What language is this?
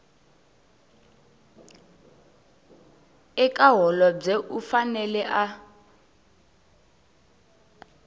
Tsonga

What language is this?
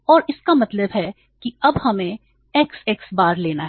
Hindi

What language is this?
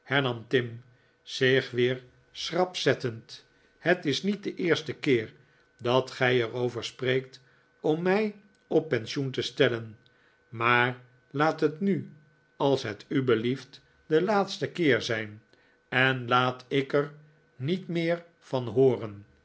Dutch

